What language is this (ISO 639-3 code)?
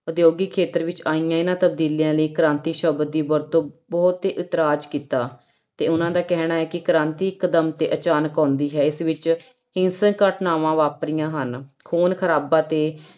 pan